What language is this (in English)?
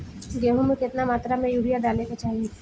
Bhojpuri